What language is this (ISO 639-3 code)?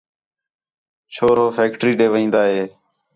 xhe